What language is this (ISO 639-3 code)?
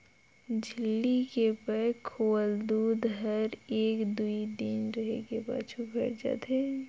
hne